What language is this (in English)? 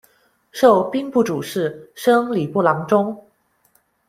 Chinese